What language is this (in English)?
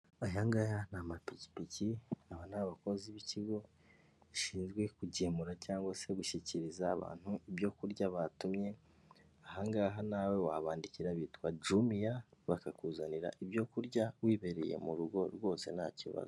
Kinyarwanda